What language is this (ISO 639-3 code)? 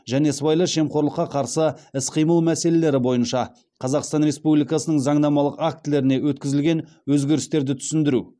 kaz